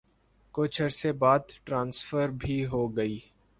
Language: Urdu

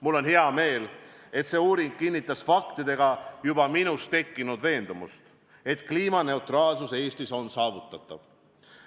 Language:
Estonian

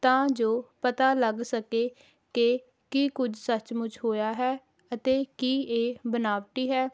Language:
Punjabi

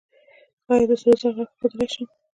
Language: Pashto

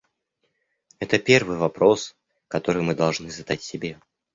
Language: Russian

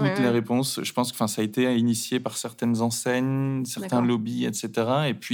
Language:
French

